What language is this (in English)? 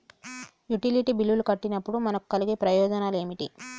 Telugu